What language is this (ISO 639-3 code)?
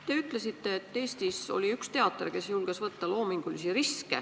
est